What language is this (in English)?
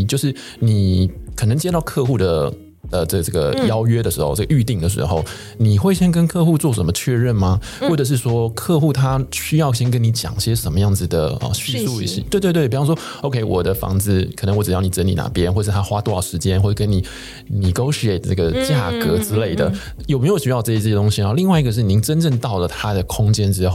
Chinese